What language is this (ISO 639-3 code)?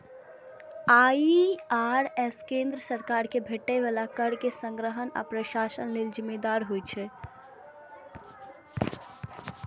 mai